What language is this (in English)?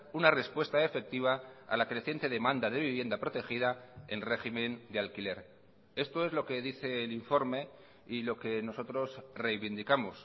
Spanish